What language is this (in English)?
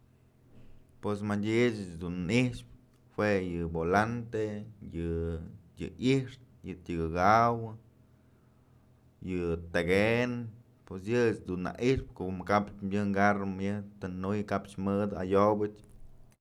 Mazatlán Mixe